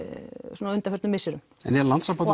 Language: Icelandic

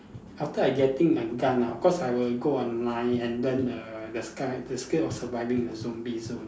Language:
English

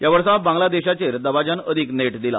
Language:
Konkani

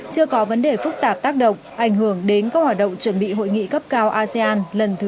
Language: Vietnamese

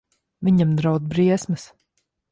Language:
Latvian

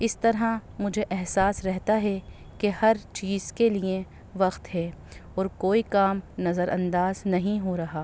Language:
Urdu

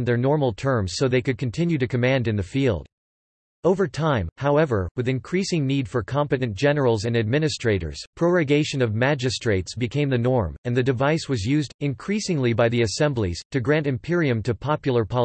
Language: English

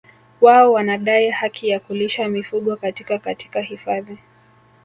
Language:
Swahili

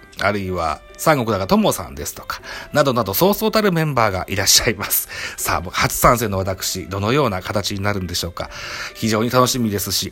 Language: Japanese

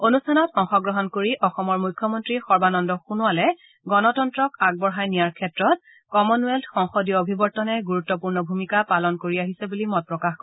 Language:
Assamese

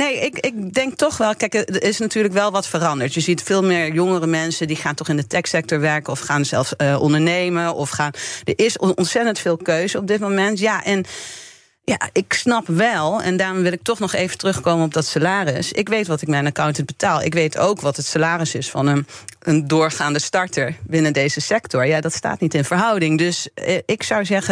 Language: Dutch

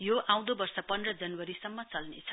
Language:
Nepali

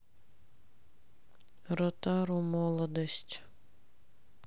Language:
Russian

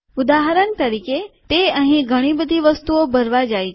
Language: Gujarati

